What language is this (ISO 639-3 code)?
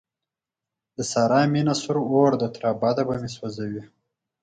pus